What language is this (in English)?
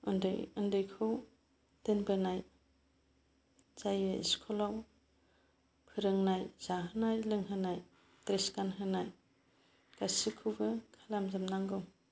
Bodo